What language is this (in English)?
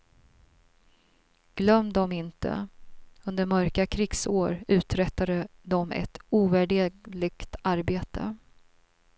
Swedish